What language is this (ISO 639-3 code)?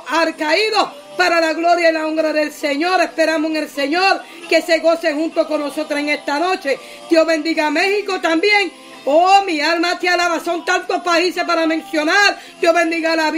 spa